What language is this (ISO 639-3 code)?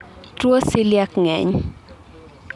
luo